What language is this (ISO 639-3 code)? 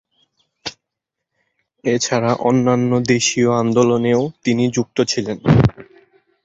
ben